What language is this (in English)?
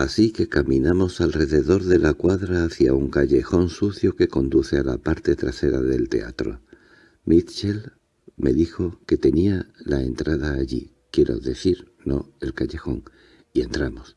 Spanish